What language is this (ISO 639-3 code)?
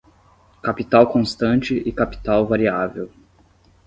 por